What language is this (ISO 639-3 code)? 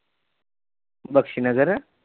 pan